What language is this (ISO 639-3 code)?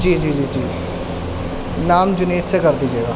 urd